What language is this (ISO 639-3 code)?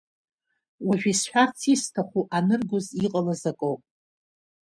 abk